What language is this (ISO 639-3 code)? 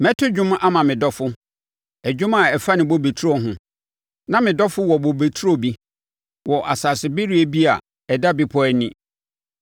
aka